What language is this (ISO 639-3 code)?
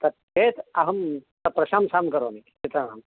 san